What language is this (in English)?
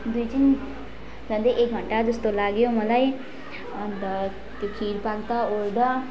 Nepali